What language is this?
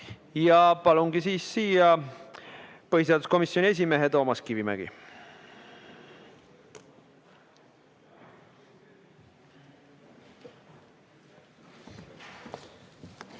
Estonian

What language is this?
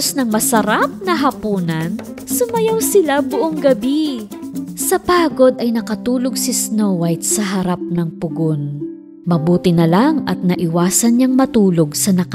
Filipino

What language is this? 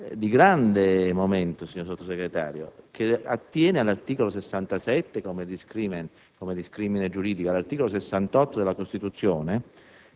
Italian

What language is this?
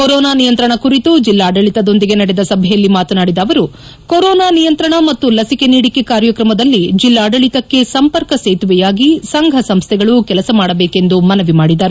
Kannada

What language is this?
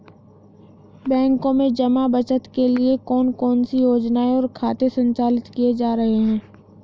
Hindi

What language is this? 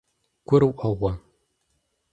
Kabardian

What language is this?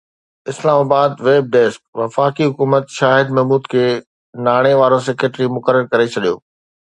Sindhi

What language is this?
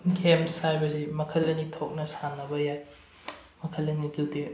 Manipuri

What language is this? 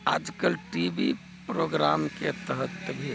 Maithili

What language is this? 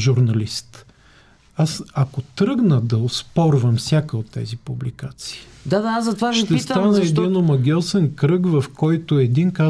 Bulgarian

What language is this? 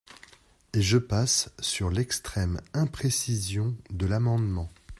French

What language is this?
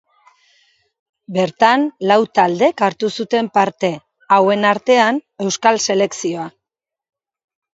Basque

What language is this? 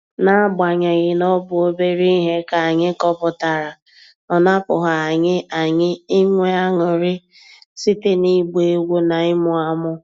Igbo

